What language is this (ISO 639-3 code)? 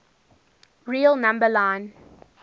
eng